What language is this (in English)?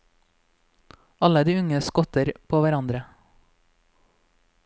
Norwegian